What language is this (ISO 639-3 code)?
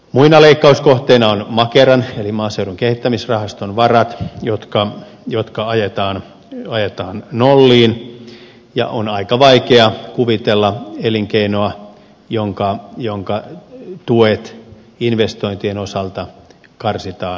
fin